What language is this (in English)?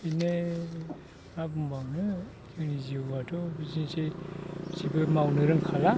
Bodo